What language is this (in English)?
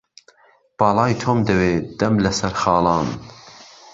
Central Kurdish